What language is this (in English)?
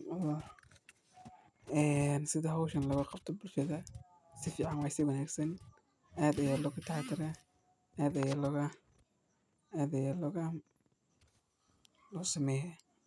Somali